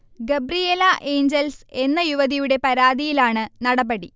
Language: Malayalam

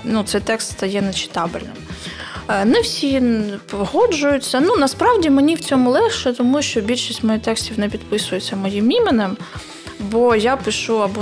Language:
Ukrainian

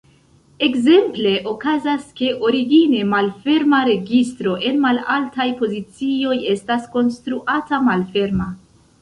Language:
Esperanto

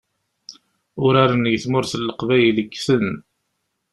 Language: Kabyle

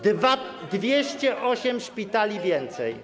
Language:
Polish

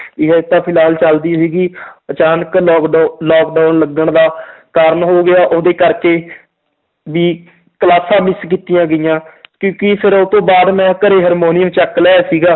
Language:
Punjabi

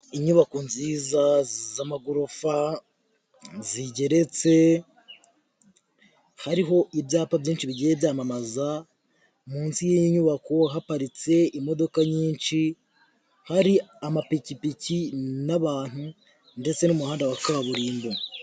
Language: Kinyarwanda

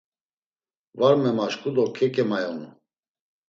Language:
Laz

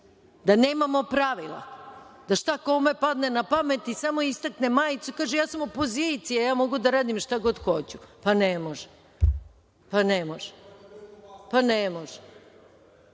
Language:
Serbian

